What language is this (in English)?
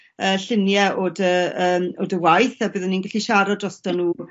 Welsh